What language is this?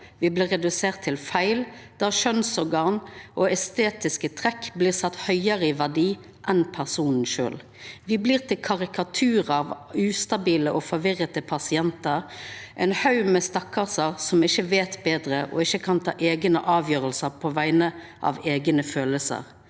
Norwegian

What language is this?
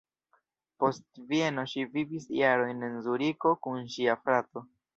Esperanto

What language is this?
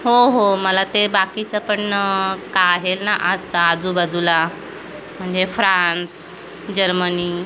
Marathi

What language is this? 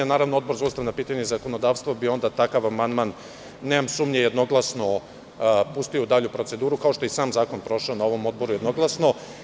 Serbian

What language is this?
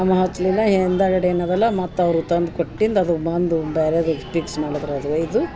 Kannada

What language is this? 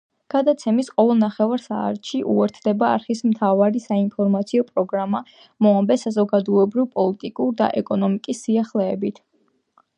Georgian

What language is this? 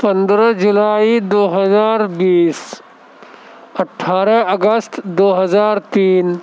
Urdu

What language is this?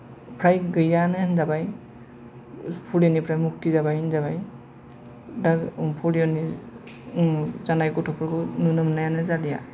Bodo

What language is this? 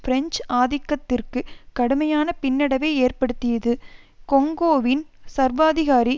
Tamil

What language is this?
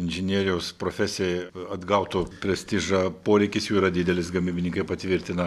Lithuanian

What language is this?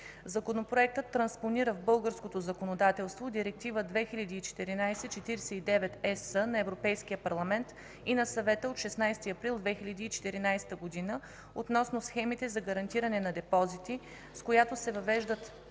Bulgarian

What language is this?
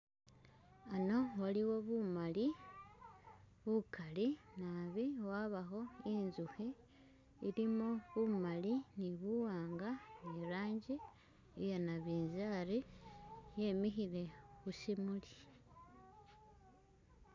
Masaaba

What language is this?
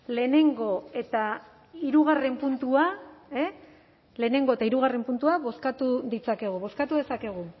Basque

